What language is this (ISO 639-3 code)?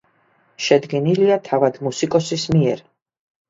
kat